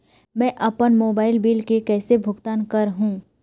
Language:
Chhattisgarhi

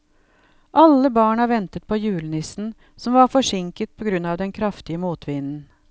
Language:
Norwegian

